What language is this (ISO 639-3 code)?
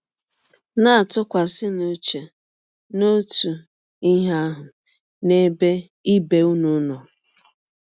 ibo